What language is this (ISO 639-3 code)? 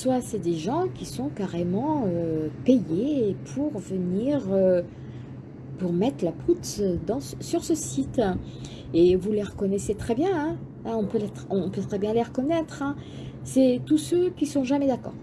fra